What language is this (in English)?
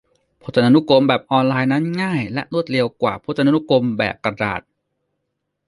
Thai